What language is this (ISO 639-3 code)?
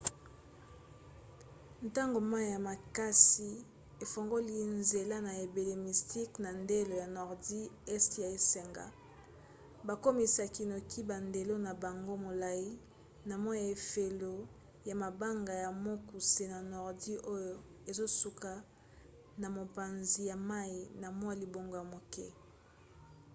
lin